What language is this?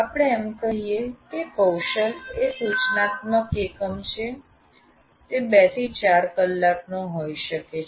Gujarati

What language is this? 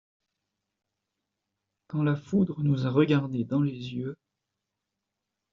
French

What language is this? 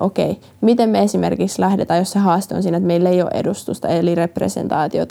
Finnish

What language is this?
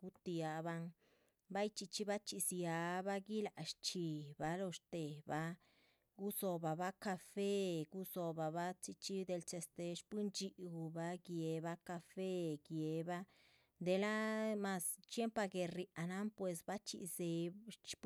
Chichicapan Zapotec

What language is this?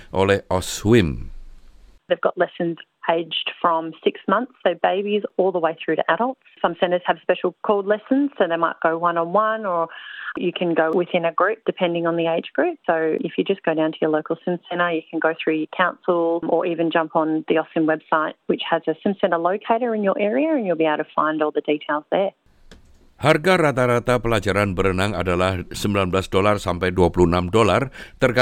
Indonesian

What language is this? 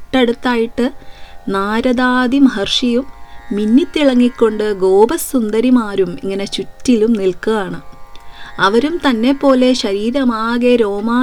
Malayalam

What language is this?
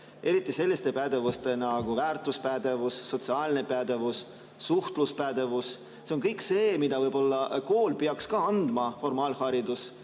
Estonian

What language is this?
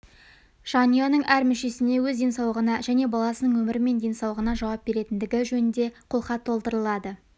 Kazakh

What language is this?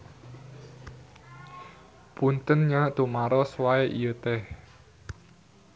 Sundanese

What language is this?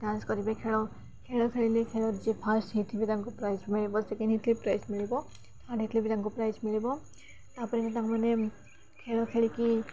Odia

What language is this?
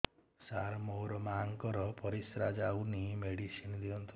Odia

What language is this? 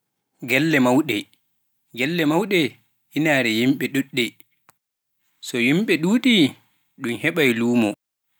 Pular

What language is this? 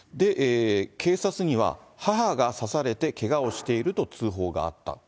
Japanese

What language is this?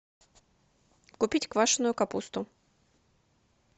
Russian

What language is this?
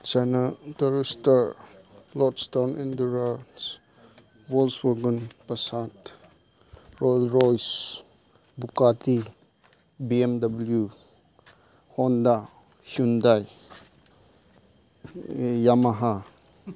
Manipuri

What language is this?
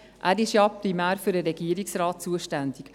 Swiss German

